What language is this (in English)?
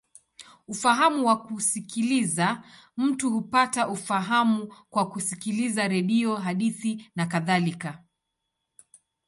Swahili